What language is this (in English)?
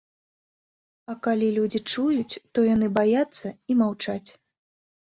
Belarusian